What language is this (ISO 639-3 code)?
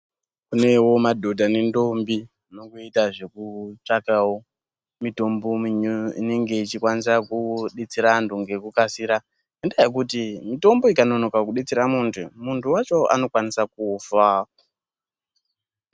ndc